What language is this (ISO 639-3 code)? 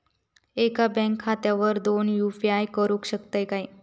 mar